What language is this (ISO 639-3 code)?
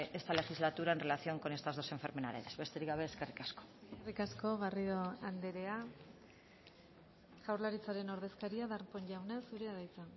eus